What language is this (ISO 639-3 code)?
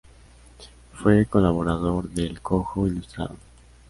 spa